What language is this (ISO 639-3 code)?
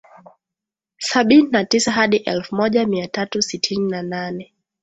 swa